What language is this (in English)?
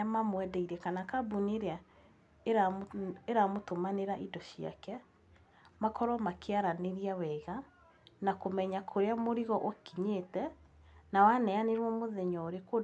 Kikuyu